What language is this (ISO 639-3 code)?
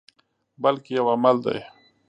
pus